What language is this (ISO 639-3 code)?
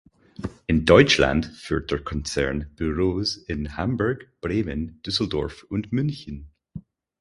deu